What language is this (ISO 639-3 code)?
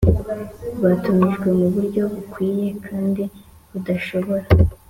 kin